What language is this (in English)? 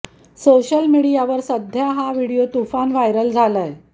Marathi